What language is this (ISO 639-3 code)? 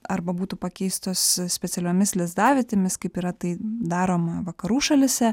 lit